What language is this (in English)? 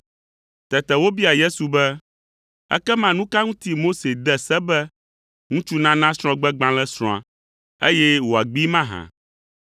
Ewe